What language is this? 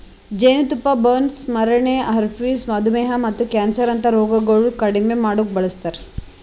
Kannada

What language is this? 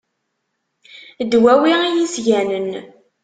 Kabyle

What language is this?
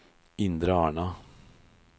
Norwegian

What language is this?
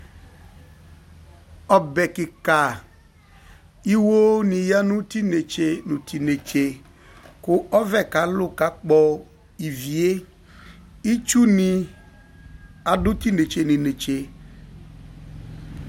Ikposo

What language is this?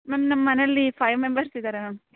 Kannada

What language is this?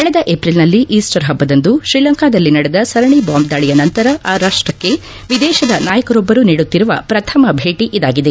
Kannada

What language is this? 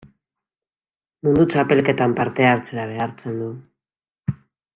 Basque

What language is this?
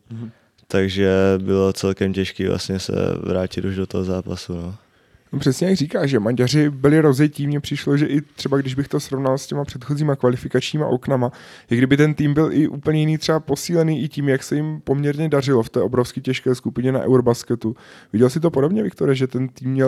Czech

